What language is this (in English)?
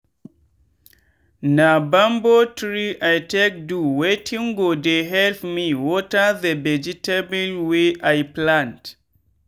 Nigerian Pidgin